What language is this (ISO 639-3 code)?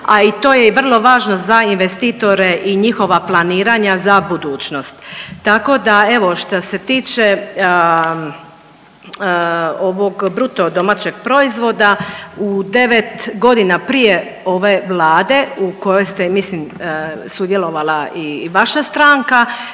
hrv